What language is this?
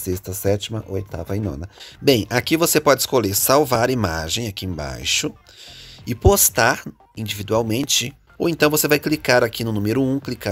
Portuguese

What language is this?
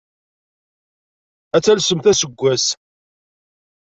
Kabyle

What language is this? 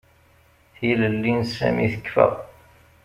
Kabyle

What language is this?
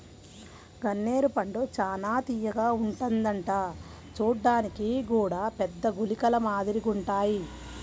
Telugu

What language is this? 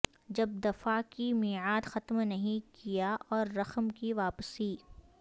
Urdu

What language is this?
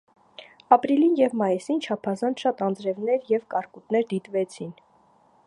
Armenian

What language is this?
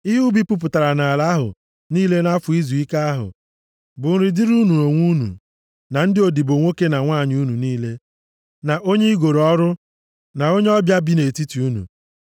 Igbo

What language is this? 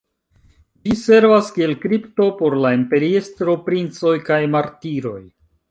Esperanto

